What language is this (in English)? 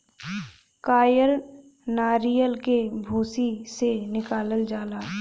Bhojpuri